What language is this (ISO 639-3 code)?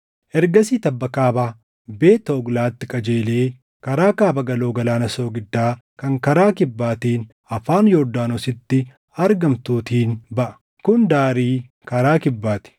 orm